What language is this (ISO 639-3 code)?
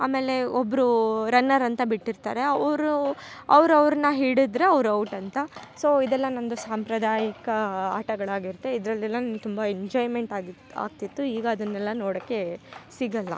kan